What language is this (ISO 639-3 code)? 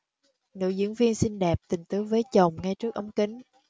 vie